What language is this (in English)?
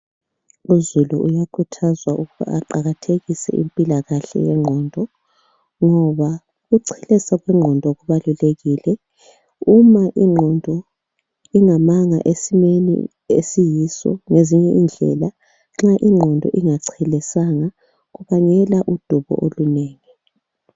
North Ndebele